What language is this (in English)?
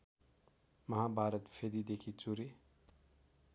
Nepali